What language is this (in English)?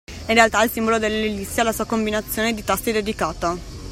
Italian